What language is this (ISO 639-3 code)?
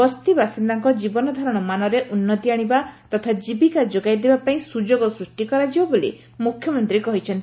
ori